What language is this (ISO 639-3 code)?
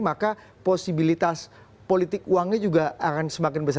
ind